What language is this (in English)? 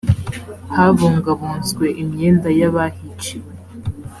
Kinyarwanda